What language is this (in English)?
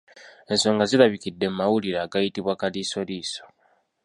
Ganda